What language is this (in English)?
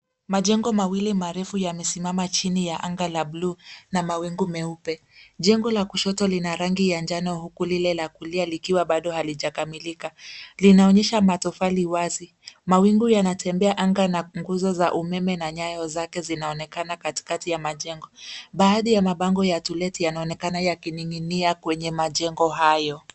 Swahili